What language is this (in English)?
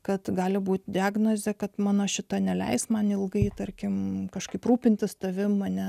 Lithuanian